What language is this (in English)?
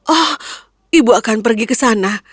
Indonesian